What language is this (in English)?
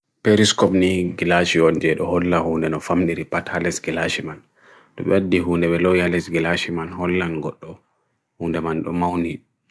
Bagirmi Fulfulde